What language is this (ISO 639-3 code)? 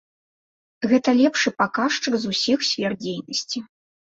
bel